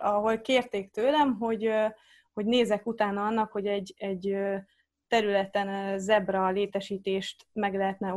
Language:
Hungarian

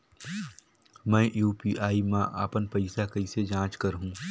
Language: Chhattisgarhi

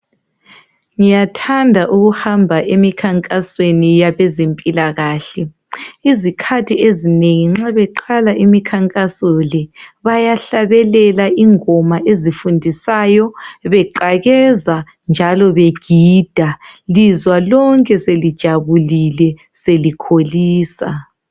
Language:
North Ndebele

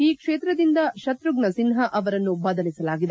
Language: Kannada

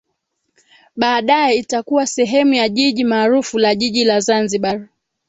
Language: Swahili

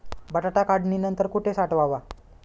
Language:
Marathi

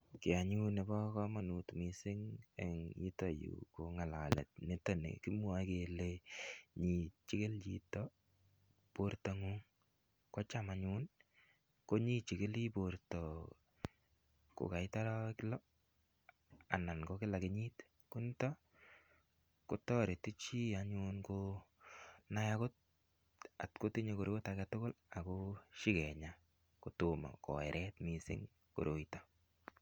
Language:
Kalenjin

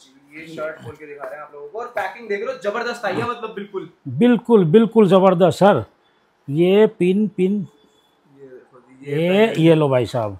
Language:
Hindi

